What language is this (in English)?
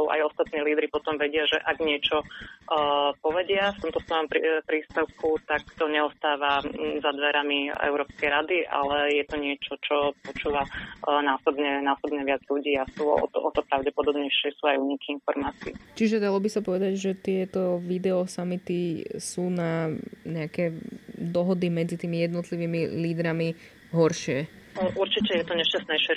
Slovak